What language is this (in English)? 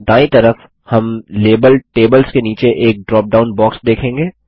Hindi